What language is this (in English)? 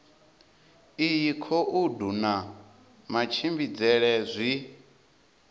Venda